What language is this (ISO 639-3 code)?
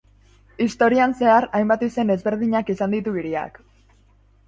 eus